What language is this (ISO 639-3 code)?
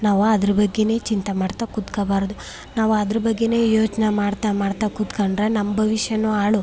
kan